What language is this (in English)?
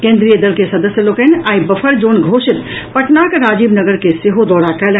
Maithili